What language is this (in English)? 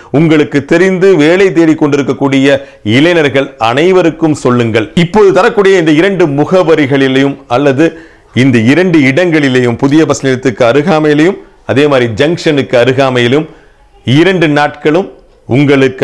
Hindi